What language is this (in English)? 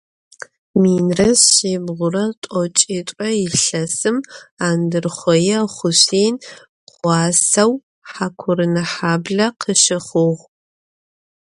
Adyghe